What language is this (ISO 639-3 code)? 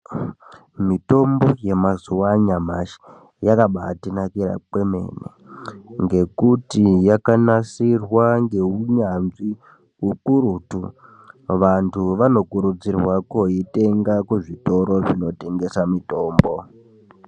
ndc